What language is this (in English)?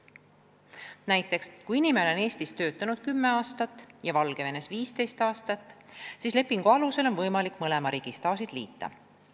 Estonian